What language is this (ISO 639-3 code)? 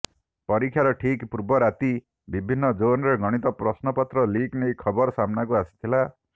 ori